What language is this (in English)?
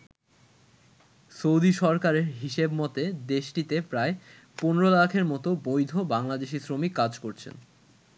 Bangla